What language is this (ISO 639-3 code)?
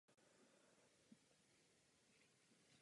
ces